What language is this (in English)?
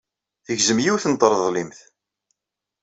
Kabyle